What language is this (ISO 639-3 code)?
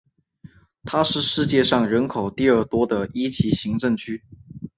zho